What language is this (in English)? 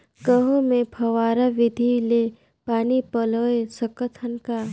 Chhattisgarhi